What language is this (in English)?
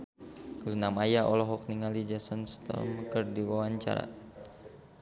Sundanese